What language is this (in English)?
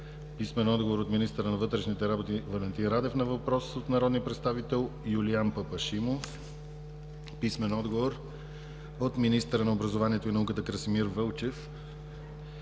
Bulgarian